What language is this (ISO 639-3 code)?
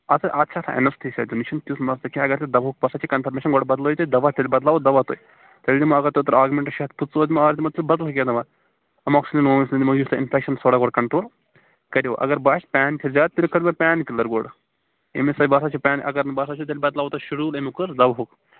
kas